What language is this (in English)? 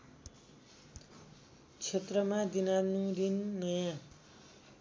Nepali